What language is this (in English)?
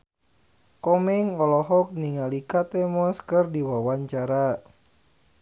Sundanese